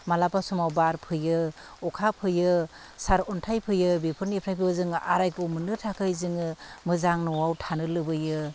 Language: Bodo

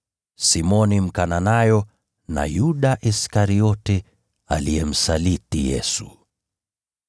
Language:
Swahili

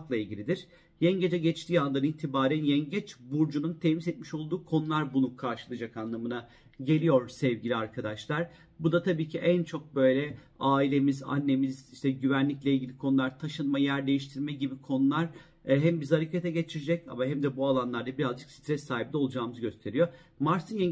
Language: Turkish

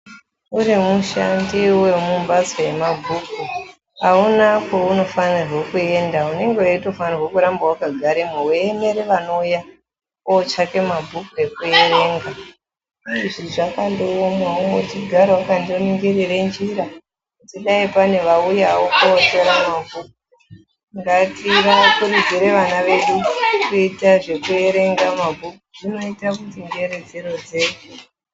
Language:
Ndau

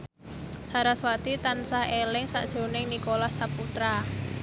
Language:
Javanese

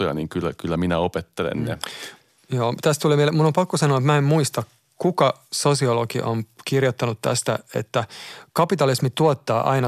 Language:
Finnish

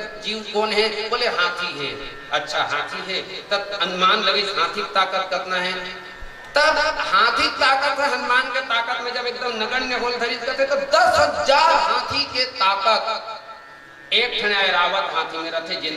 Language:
Hindi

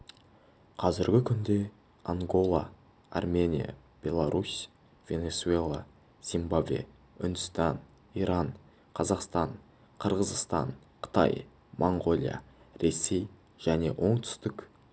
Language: Kazakh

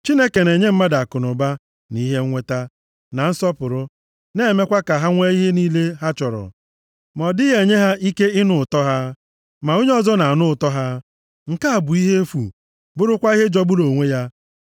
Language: Igbo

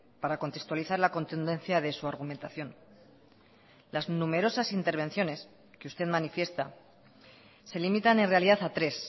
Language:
Spanish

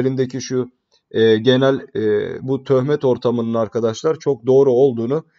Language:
Turkish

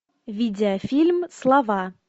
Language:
Russian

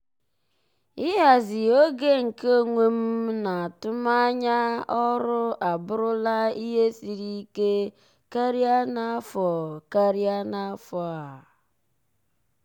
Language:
Igbo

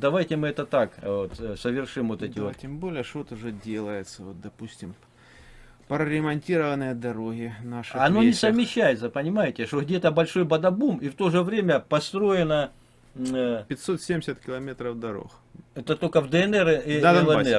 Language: Russian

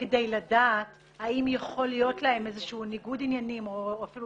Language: Hebrew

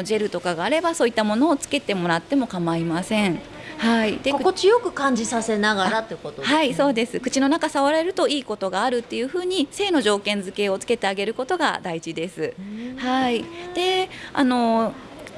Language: Japanese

